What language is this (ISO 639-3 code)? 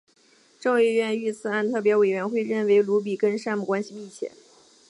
zho